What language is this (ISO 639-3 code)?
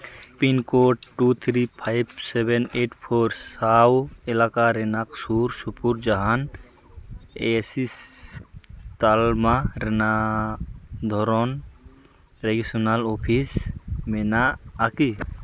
sat